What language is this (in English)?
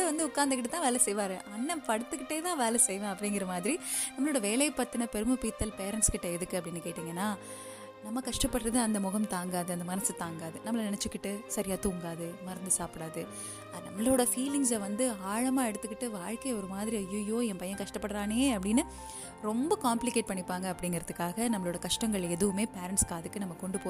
Tamil